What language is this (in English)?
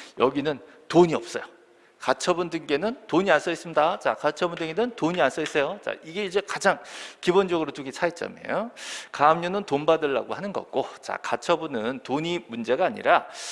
Korean